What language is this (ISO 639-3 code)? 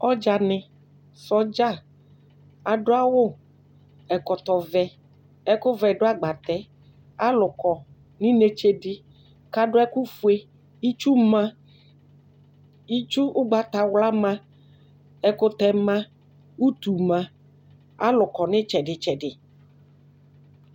kpo